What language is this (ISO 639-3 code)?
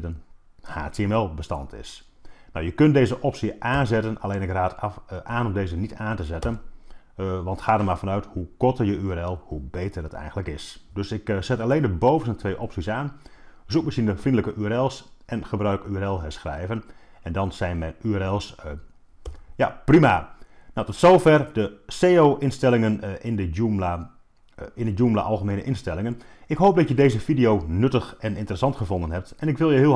nld